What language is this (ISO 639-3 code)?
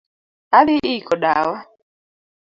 luo